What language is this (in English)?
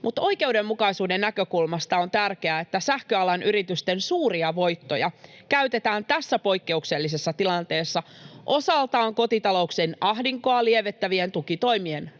Finnish